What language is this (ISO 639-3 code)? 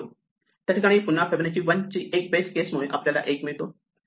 mar